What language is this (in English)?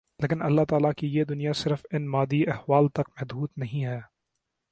Urdu